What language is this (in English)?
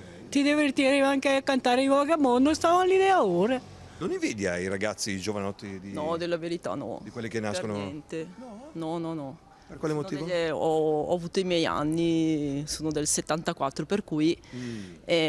Italian